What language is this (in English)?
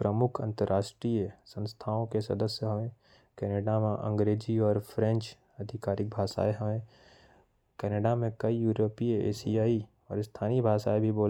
Korwa